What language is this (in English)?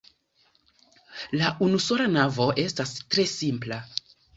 Esperanto